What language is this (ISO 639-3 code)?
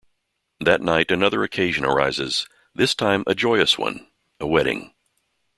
eng